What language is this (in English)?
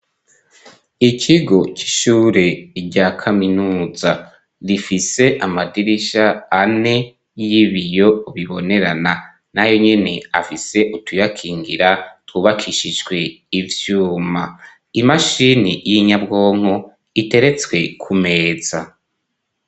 Rundi